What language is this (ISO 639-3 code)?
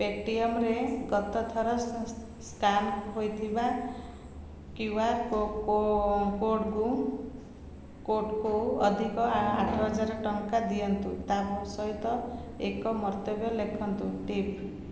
ori